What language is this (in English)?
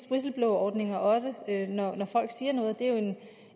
Danish